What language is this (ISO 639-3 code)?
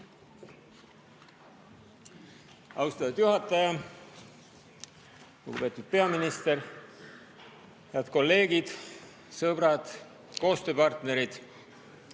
est